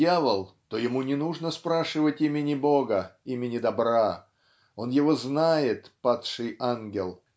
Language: Russian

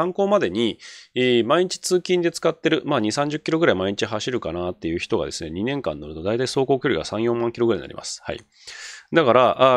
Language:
Japanese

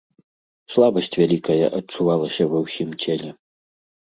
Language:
Belarusian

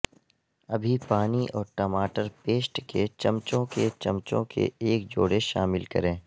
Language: Urdu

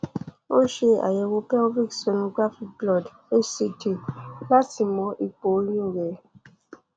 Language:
Yoruba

